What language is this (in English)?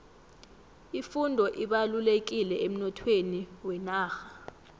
South Ndebele